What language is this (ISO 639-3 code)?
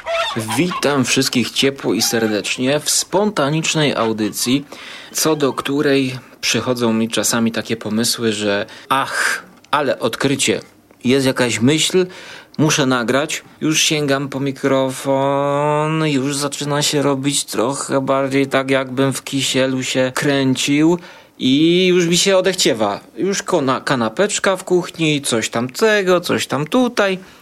pol